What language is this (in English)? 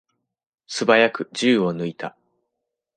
Japanese